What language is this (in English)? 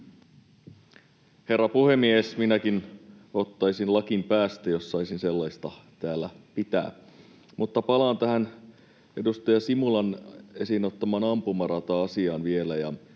Finnish